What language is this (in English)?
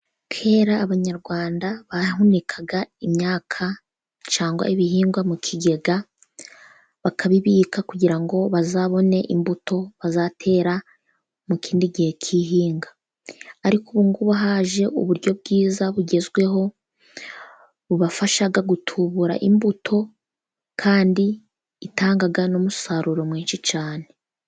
Kinyarwanda